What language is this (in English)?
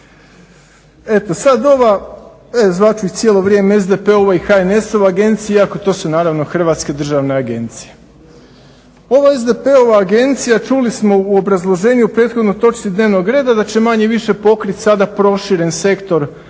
Croatian